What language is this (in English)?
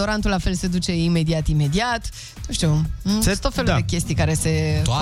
Romanian